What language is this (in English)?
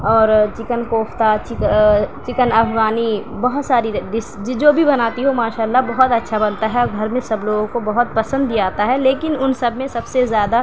Urdu